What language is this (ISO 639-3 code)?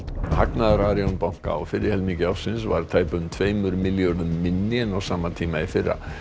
isl